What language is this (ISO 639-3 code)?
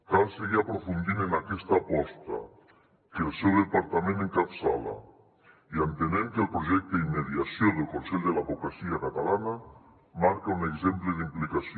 cat